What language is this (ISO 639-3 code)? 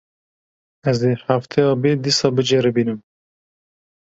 kur